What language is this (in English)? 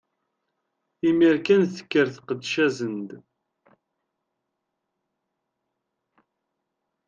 Kabyle